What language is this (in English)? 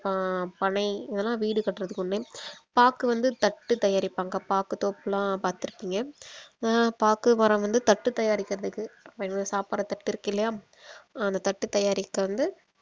Tamil